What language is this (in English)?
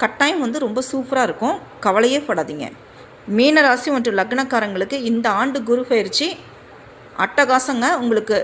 Tamil